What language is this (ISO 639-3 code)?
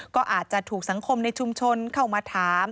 tha